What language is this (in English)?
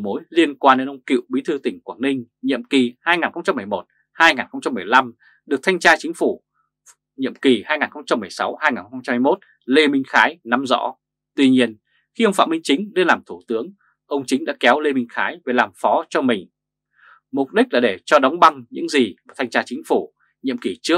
Vietnamese